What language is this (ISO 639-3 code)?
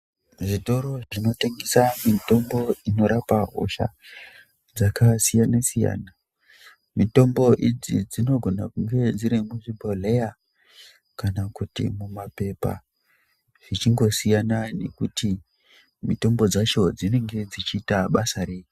ndc